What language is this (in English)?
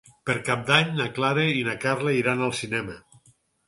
Catalan